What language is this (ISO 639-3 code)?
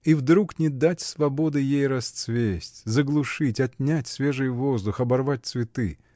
rus